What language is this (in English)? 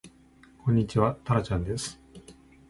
Japanese